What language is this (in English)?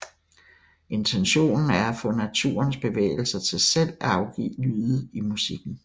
Danish